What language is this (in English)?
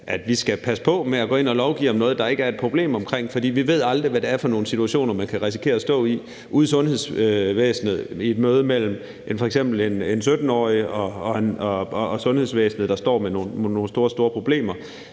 Danish